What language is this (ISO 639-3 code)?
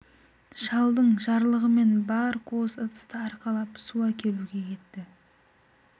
kaz